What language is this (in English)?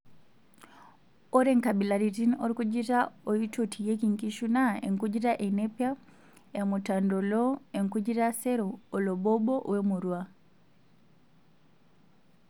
Masai